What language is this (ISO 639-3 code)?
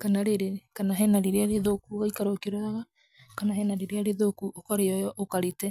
kik